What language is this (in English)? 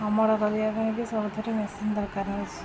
Odia